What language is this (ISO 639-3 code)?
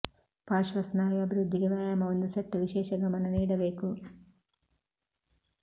kan